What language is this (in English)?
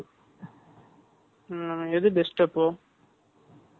Tamil